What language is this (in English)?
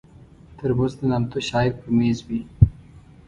Pashto